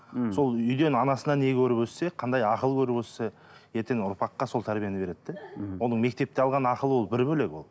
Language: Kazakh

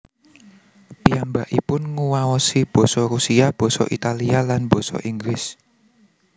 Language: Javanese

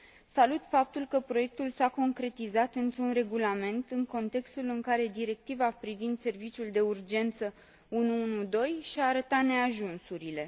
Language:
Romanian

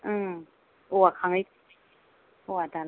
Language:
Bodo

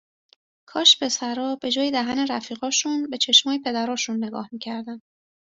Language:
Persian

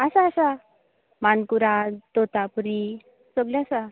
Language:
Konkani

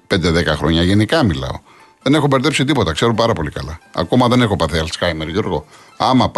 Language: Greek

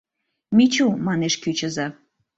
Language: Mari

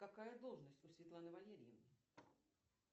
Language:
Russian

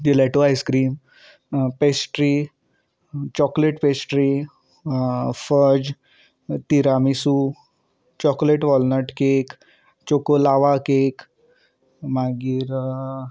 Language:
Konkani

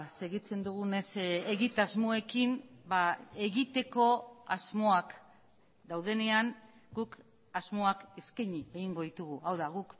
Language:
Basque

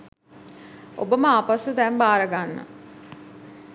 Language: Sinhala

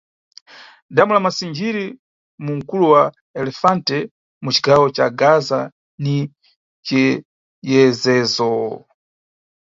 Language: Nyungwe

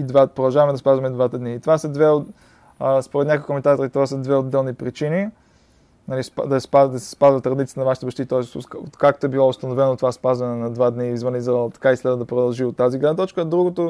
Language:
Bulgarian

